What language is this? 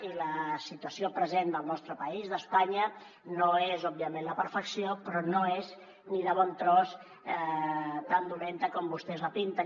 Catalan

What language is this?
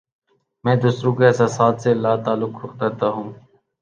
Urdu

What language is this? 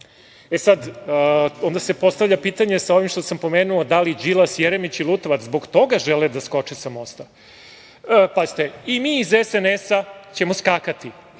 Serbian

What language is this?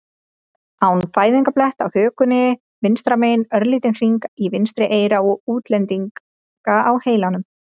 Icelandic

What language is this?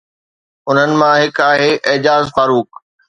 Sindhi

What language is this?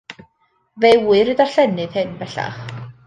Welsh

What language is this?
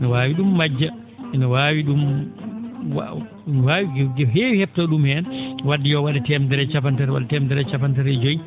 Fula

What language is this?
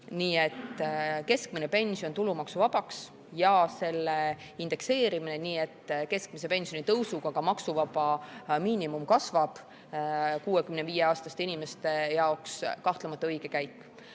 Estonian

